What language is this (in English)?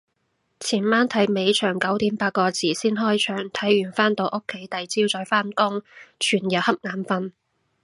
Cantonese